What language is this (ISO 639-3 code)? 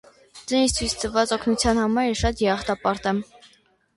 hye